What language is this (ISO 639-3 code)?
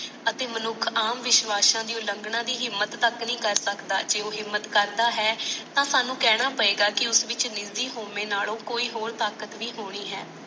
pan